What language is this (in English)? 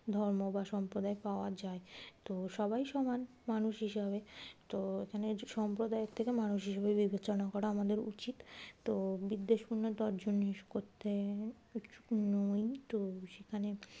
Bangla